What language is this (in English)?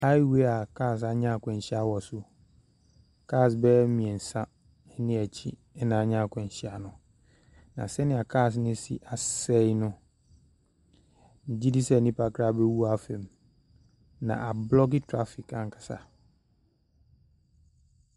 Akan